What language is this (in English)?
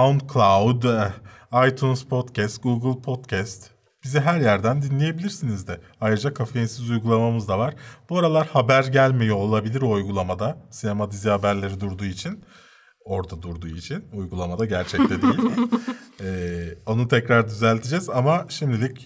Turkish